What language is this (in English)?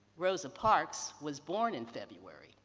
English